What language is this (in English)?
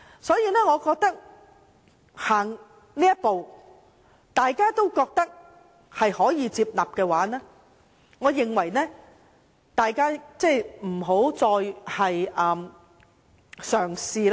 Cantonese